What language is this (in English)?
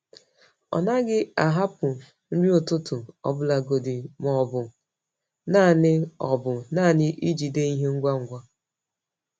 Igbo